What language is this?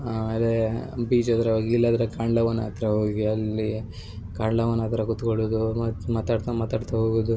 Kannada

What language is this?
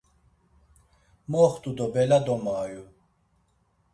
Laz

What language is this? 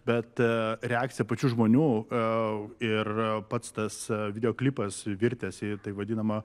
Lithuanian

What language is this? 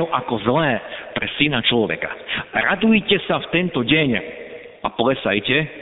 Slovak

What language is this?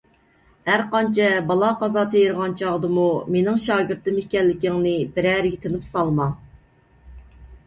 Uyghur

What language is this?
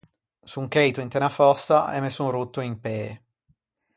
Ligurian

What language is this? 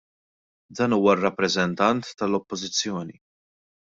Maltese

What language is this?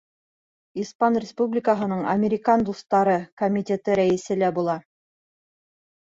Bashkir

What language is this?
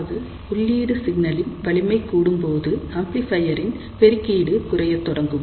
Tamil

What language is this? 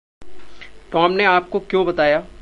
Hindi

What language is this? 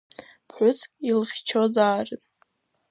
Abkhazian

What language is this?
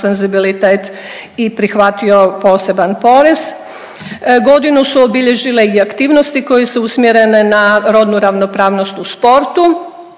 Croatian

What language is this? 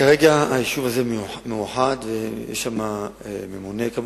Hebrew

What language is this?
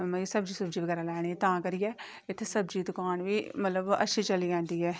Dogri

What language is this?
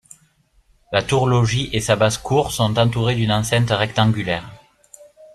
French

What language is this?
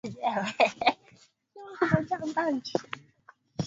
Swahili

